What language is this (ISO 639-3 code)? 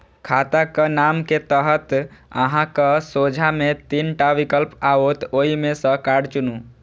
mai